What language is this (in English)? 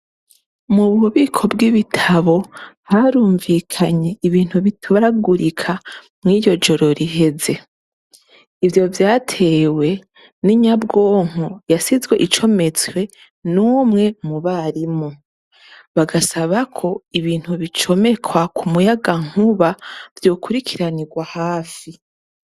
Rundi